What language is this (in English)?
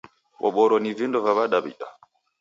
Taita